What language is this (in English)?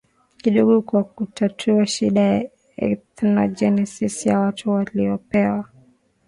Swahili